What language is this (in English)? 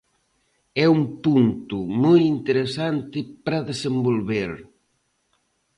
Galician